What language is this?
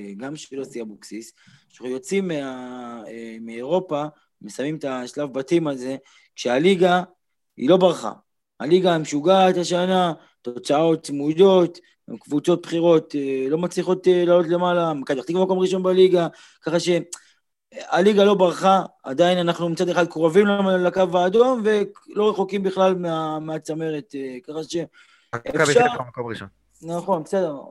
Hebrew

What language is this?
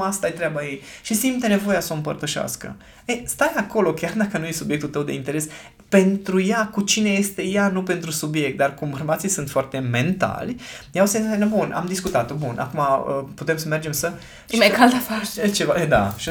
Romanian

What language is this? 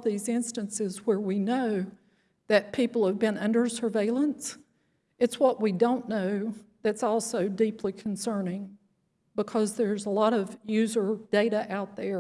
English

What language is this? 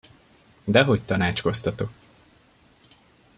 Hungarian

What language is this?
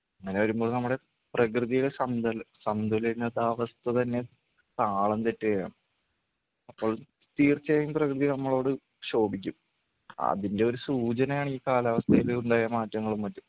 Malayalam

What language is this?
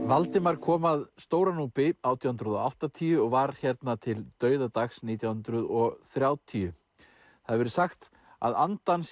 Icelandic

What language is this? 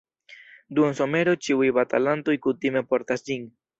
Esperanto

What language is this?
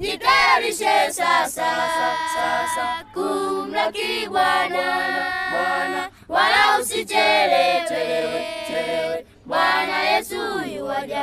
Swahili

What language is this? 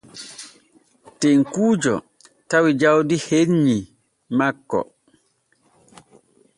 Borgu Fulfulde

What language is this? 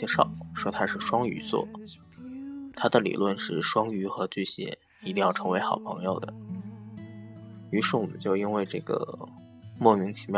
Chinese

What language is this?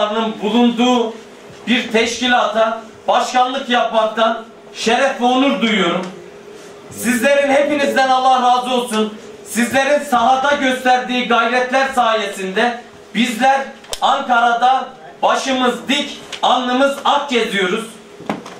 Turkish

